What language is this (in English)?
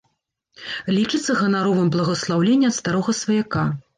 Belarusian